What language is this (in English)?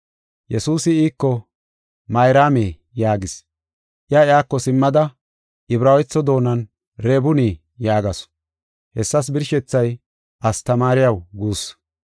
Gofa